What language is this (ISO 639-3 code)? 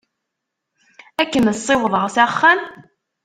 kab